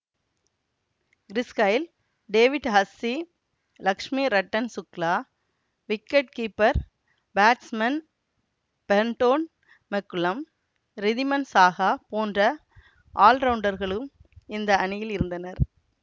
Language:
Tamil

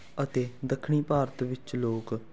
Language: Punjabi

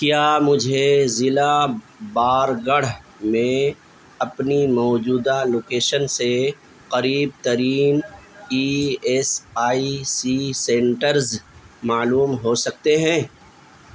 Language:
Urdu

